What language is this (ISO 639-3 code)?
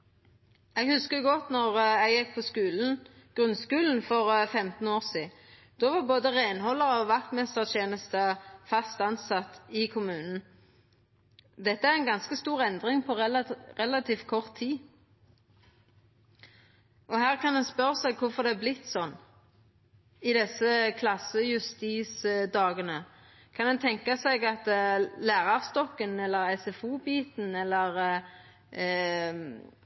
nno